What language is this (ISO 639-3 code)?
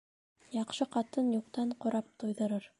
bak